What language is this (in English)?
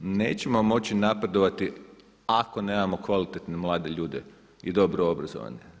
Croatian